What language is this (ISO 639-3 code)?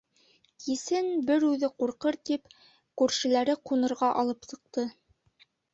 bak